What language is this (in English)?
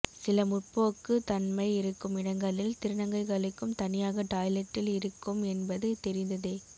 Tamil